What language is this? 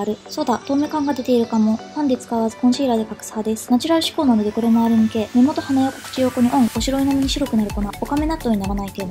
Japanese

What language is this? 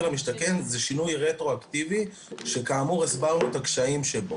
Hebrew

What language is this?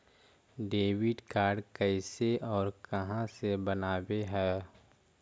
Magahi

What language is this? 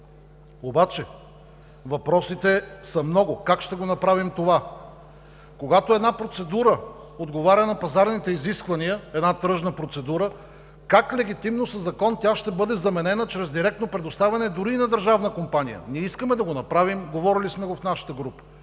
Bulgarian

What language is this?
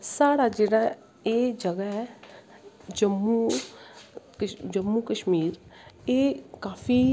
Dogri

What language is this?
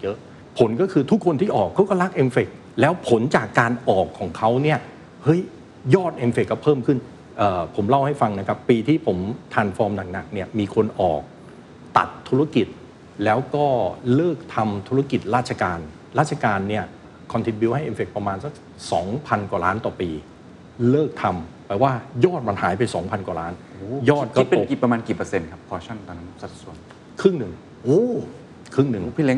Thai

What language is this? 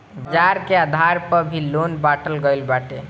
Bhojpuri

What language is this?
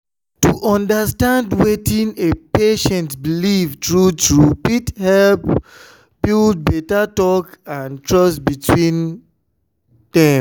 Nigerian Pidgin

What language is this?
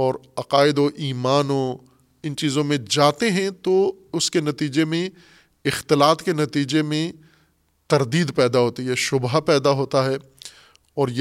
Urdu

